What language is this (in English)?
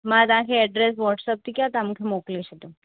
Sindhi